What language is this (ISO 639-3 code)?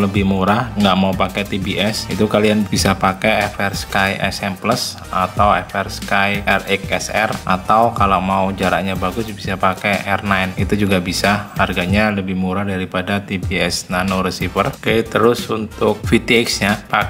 ind